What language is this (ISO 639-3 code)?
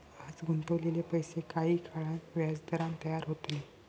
mar